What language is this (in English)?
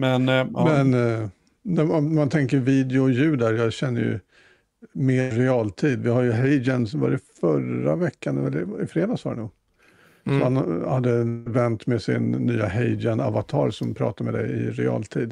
Swedish